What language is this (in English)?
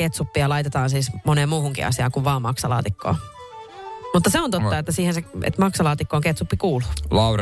Finnish